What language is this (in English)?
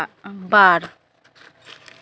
Santali